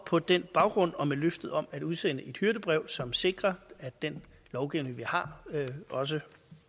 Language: Danish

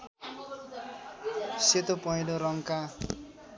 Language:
Nepali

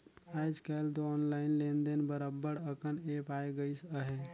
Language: Chhattisgarhi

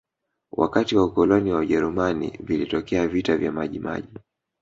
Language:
Swahili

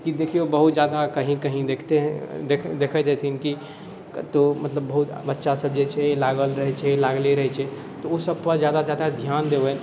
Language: Maithili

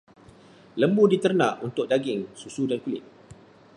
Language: Malay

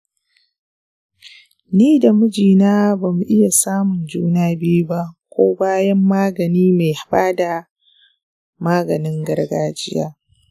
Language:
Hausa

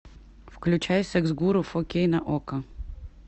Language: Russian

